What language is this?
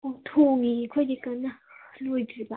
Manipuri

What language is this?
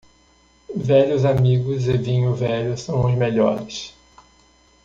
Portuguese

